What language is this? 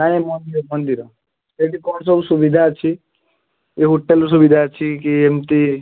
Odia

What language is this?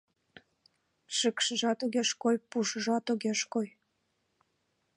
Mari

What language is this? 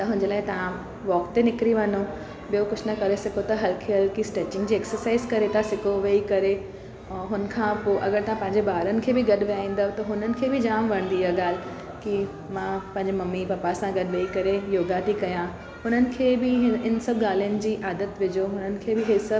Sindhi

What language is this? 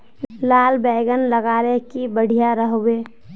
Magahi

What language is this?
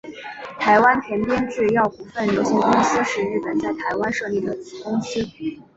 Chinese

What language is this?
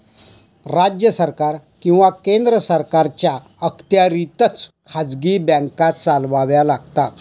Marathi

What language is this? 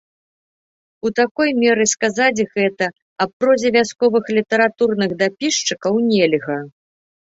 Belarusian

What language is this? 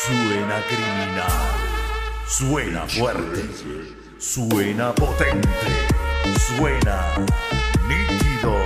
Spanish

